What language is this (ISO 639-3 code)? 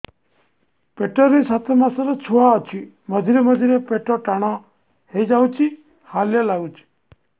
ori